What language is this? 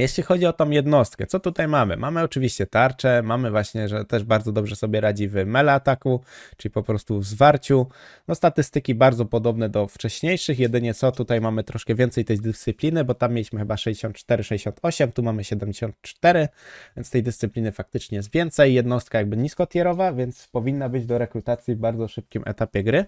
Polish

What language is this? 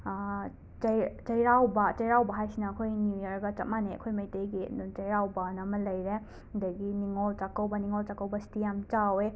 Manipuri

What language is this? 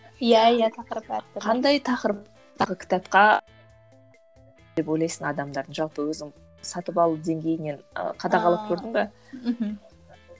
Kazakh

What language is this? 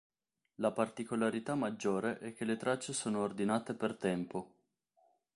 Italian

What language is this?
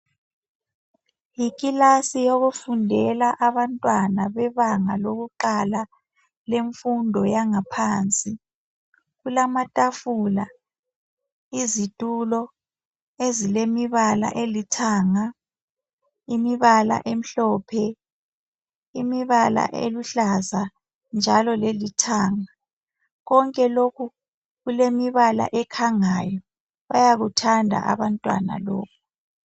North Ndebele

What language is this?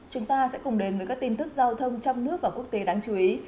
Vietnamese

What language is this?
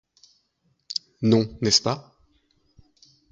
French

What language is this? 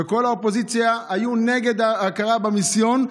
Hebrew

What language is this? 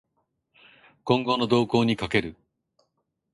Japanese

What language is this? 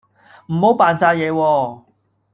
Cantonese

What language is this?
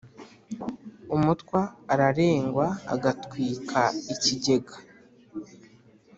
Kinyarwanda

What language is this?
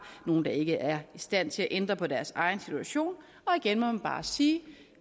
Danish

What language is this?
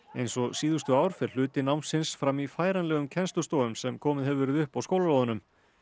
Icelandic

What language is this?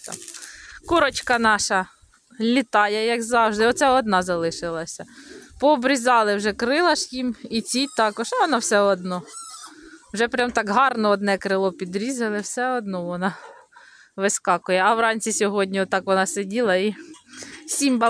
Ukrainian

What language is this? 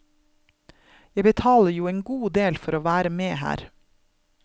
Norwegian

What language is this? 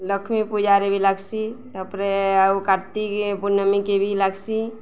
Odia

